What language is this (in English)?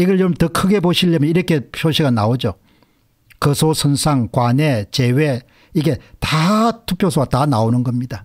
Korean